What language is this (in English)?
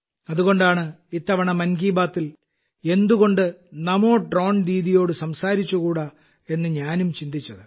Malayalam